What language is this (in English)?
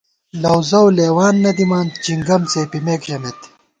Gawar-Bati